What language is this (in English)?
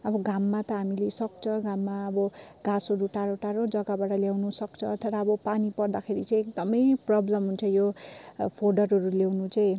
Nepali